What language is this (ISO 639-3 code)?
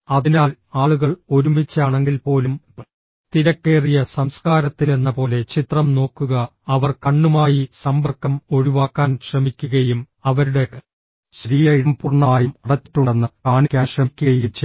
mal